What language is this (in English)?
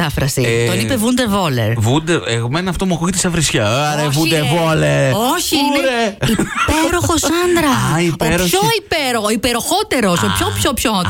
Greek